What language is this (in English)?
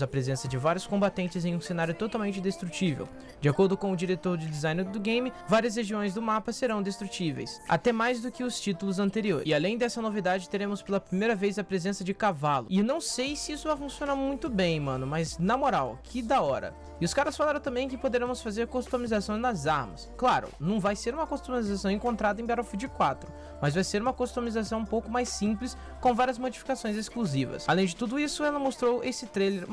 Portuguese